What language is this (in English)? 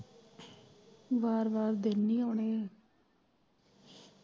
Punjabi